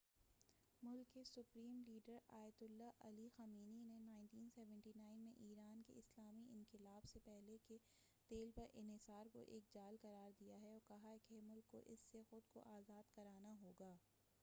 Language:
Urdu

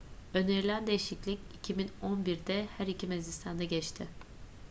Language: Turkish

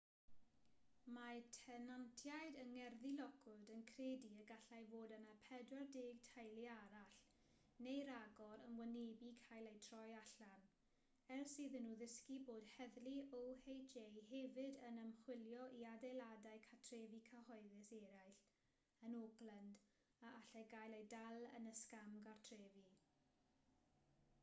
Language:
Welsh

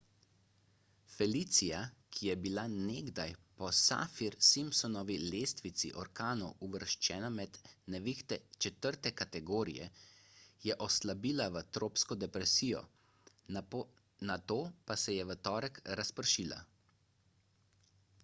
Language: Slovenian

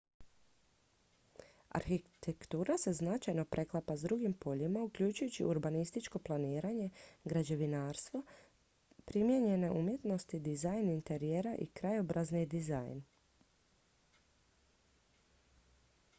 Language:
Croatian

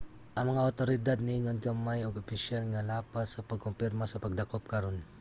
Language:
Cebuano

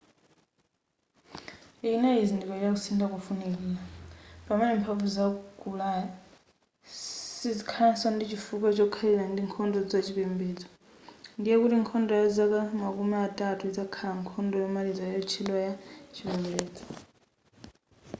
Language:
Nyanja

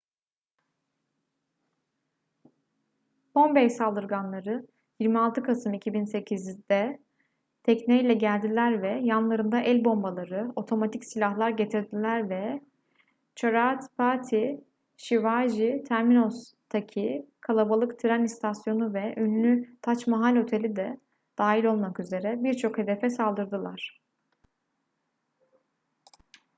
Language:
Turkish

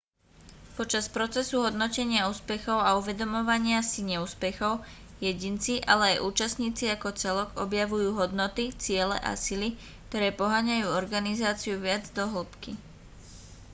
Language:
Slovak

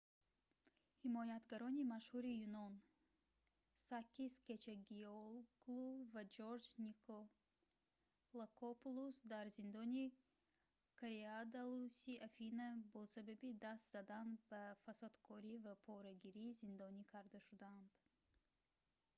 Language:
Tajik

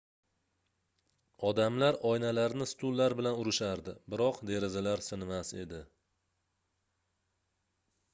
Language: Uzbek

